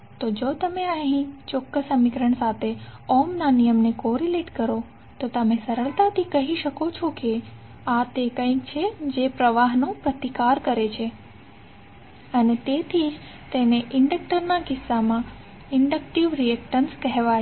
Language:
Gujarati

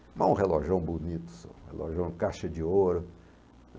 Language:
Portuguese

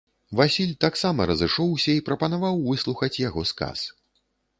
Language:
Belarusian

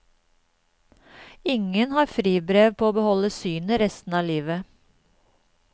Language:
Norwegian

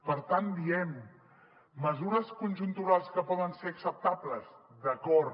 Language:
Catalan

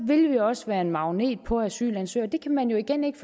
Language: Danish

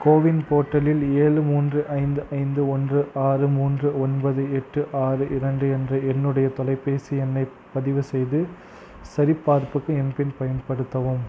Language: Tamil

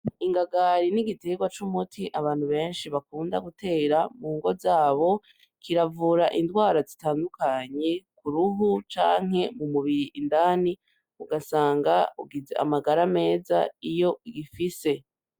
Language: Rundi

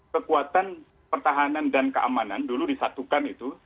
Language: Indonesian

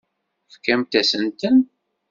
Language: Kabyle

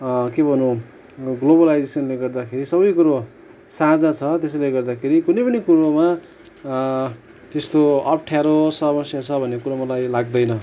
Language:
Nepali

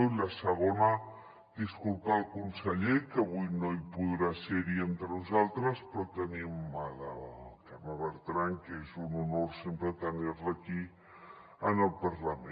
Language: Catalan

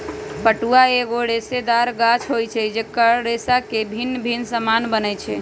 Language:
Magahi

